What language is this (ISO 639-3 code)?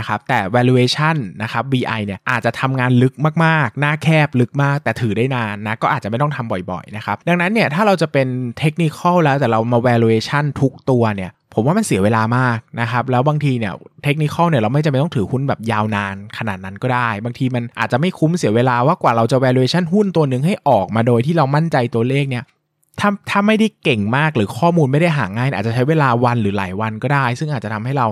tha